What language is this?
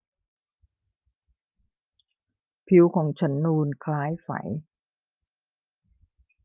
Thai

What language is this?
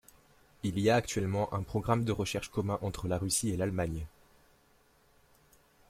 French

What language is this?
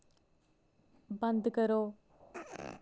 Dogri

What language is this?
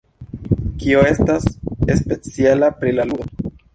Esperanto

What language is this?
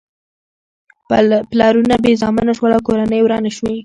Pashto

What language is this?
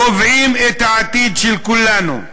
Hebrew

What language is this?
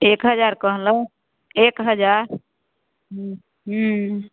Maithili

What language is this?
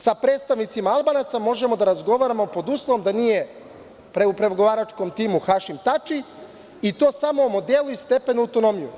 Serbian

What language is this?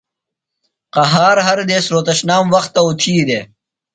Phalura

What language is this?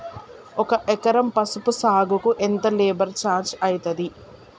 Telugu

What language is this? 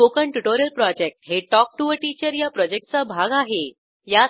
Marathi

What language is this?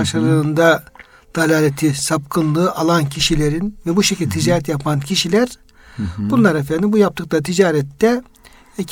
Turkish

